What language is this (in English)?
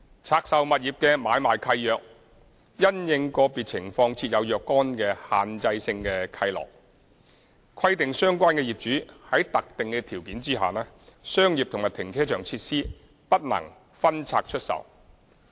Cantonese